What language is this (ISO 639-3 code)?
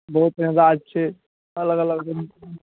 mai